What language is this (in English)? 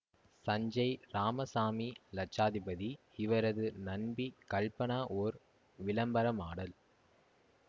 Tamil